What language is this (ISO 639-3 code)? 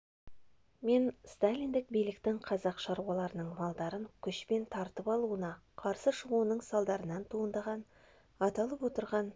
kaz